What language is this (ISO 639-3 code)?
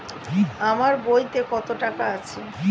ben